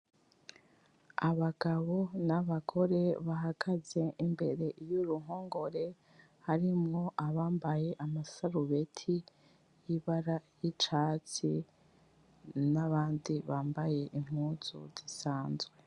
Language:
Rundi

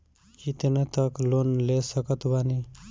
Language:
Bhojpuri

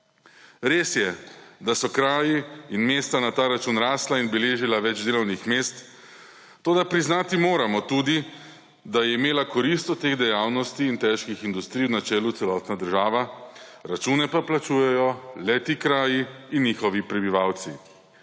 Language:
Slovenian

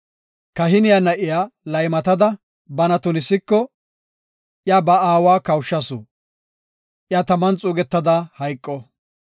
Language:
Gofa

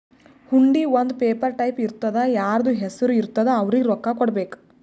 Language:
Kannada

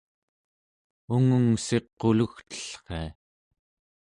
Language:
Central Yupik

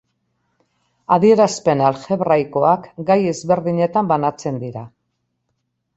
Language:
Basque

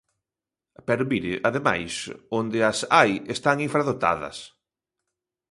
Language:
Galician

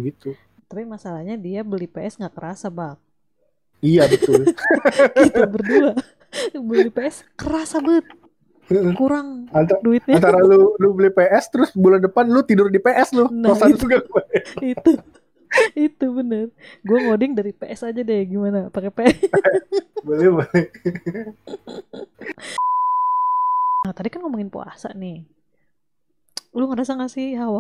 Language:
Indonesian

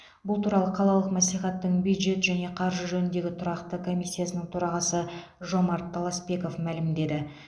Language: Kazakh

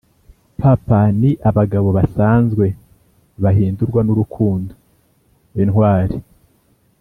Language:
Kinyarwanda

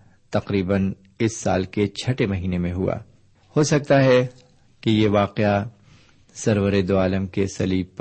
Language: Urdu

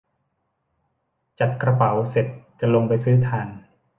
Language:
Thai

